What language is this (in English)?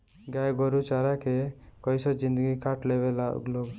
Bhojpuri